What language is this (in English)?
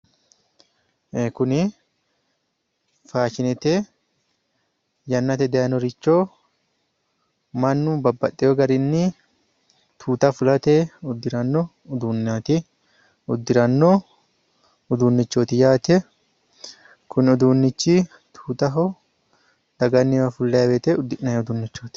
Sidamo